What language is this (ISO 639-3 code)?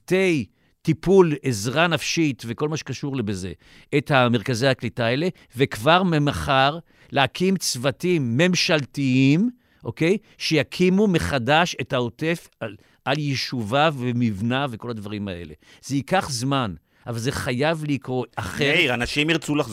heb